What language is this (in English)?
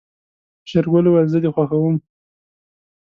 Pashto